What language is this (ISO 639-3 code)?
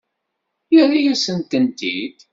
kab